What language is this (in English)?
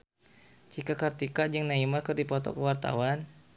Sundanese